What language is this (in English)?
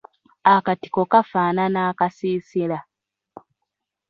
Ganda